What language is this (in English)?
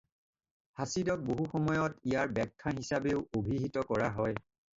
Assamese